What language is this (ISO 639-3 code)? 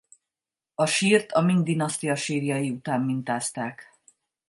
hun